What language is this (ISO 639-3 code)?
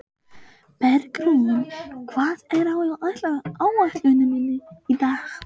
isl